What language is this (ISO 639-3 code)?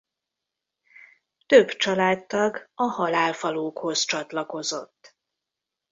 hun